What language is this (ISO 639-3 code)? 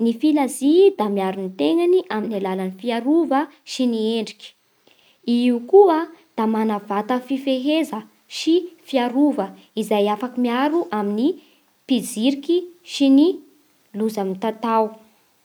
bhr